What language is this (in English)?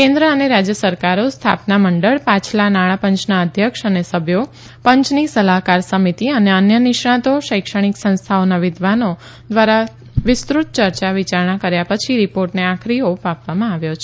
Gujarati